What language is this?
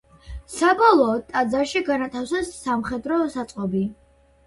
Georgian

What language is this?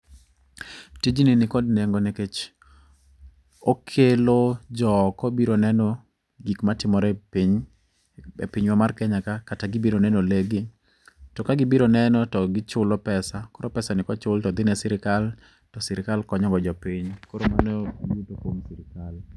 Luo (Kenya and Tanzania)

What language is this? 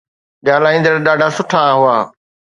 Sindhi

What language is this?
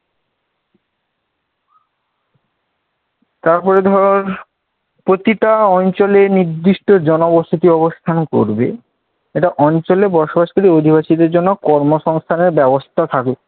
Bangla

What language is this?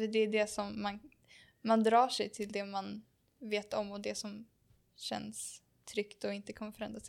Swedish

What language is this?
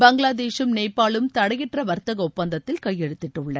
Tamil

